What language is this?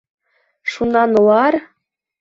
Bashkir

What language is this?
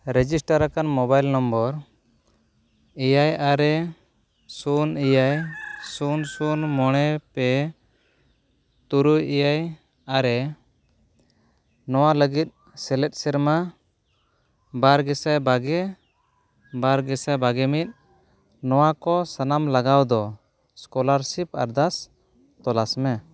Santali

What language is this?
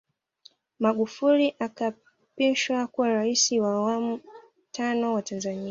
Swahili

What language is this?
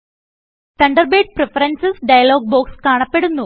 Malayalam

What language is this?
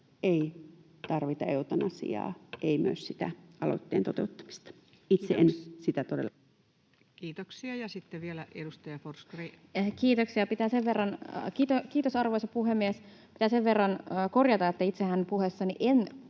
Finnish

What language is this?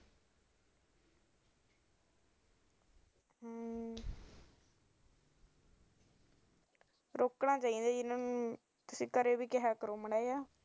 Punjabi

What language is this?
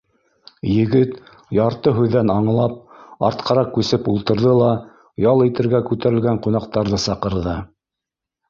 Bashkir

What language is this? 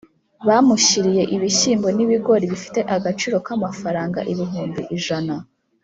Kinyarwanda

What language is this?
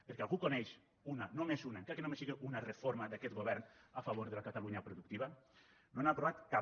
Catalan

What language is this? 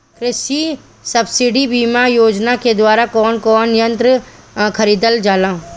Bhojpuri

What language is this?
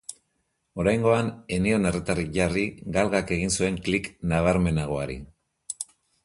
Basque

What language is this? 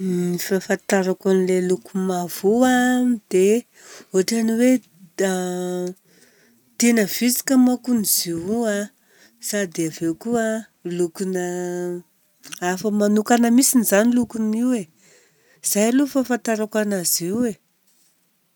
Southern Betsimisaraka Malagasy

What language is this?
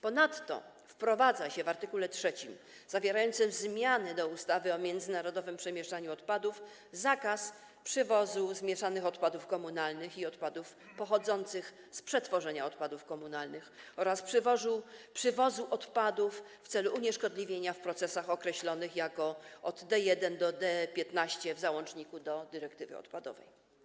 Polish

